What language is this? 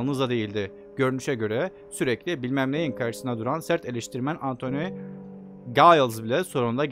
Turkish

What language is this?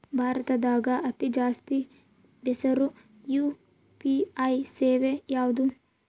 Kannada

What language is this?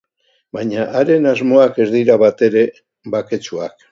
Basque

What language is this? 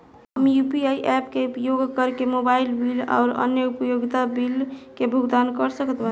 Bhojpuri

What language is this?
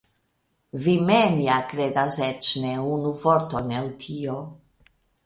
Esperanto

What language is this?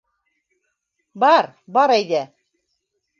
Bashkir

